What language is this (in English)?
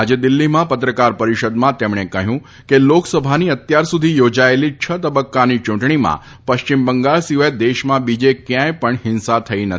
Gujarati